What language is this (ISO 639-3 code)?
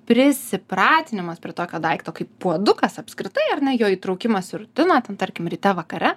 lit